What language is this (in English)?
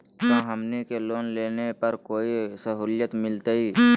Magahi